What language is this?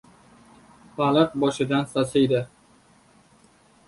Uzbek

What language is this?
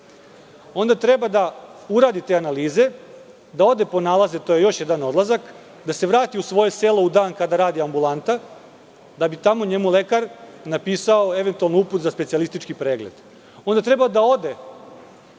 Serbian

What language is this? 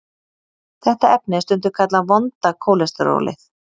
Icelandic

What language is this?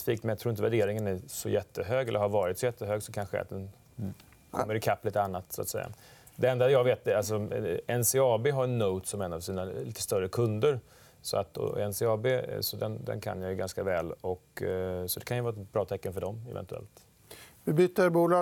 Swedish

